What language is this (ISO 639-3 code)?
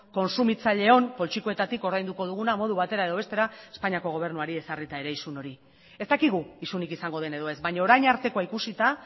eus